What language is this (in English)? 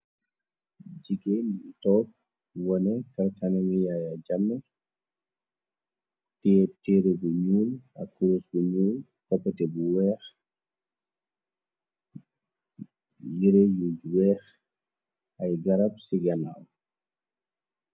Wolof